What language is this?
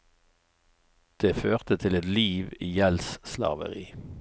Norwegian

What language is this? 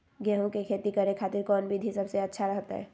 Magahi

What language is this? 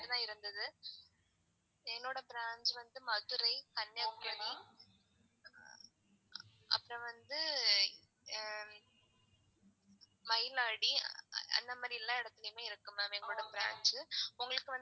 Tamil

